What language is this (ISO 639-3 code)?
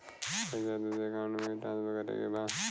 bho